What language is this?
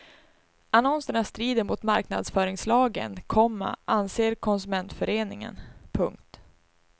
Swedish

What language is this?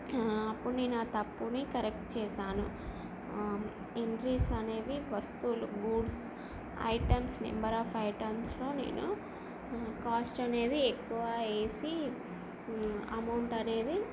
Telugu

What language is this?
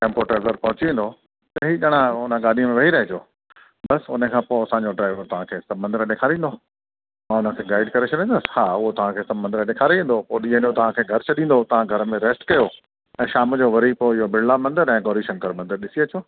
Sindhi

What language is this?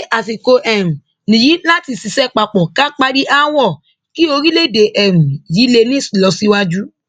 Yoruba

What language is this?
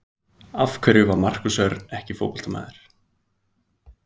Icelandic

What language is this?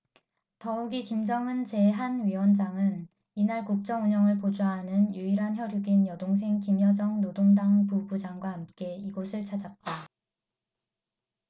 Korean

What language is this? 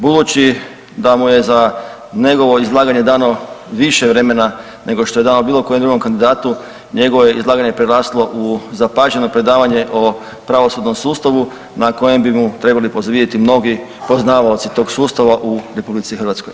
Croatian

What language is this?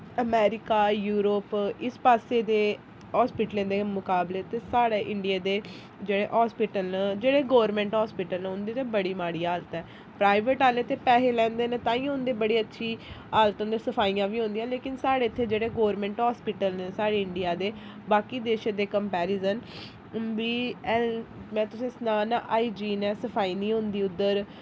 Dogri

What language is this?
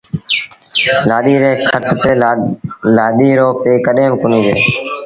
Sindhi Bhil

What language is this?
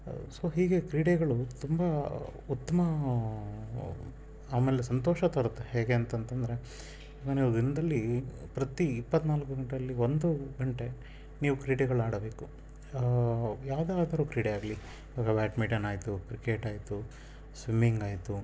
Kannada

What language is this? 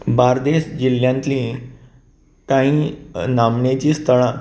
Konkani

